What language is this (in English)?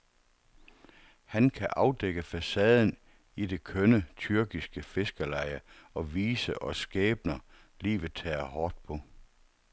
Danish